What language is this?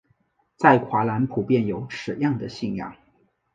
Chinese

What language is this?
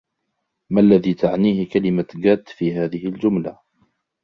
Arabic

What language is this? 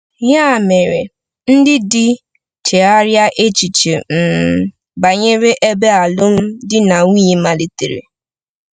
Igbo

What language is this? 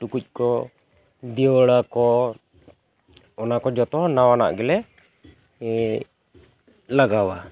Santali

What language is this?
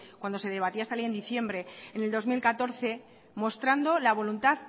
Spanish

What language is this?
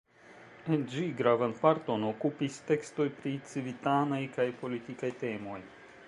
Esperanto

